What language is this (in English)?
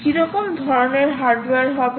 Bangla